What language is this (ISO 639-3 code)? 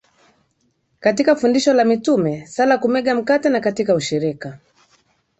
swa